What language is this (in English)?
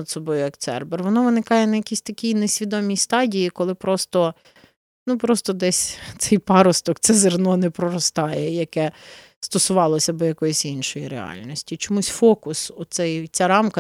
Ukrainian